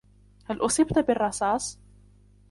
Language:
Arabic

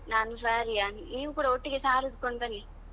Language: Kannada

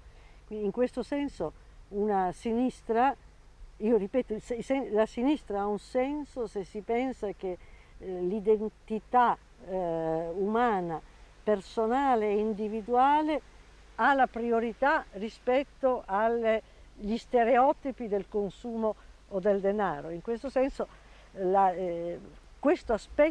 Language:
Italian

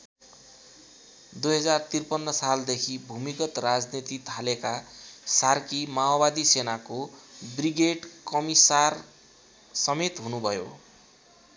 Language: Nepali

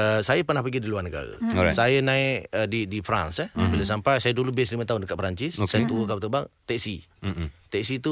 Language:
Malay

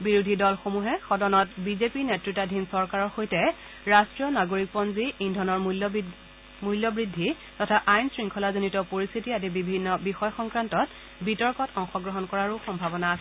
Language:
Assamese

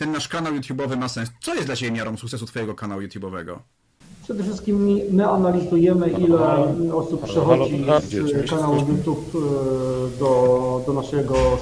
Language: Polish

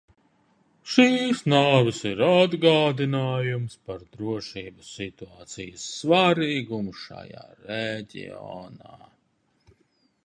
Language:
Latvian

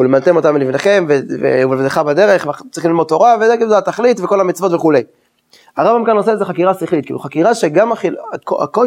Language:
Hebrew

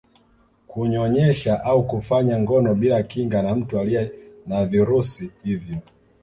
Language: Swahili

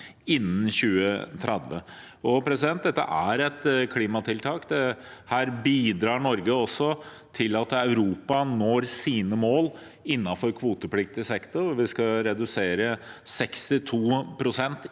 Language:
Norwegian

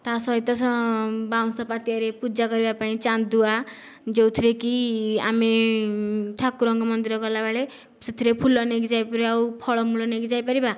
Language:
Odia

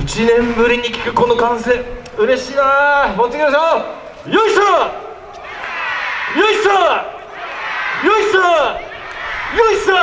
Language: Japanese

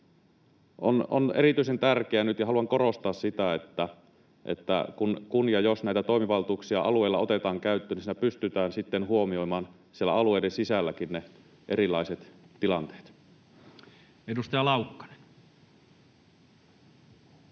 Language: Finnish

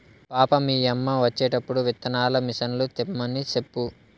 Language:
Telugu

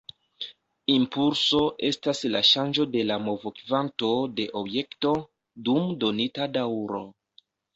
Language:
Esperanto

